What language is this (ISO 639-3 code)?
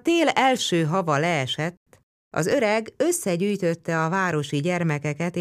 hun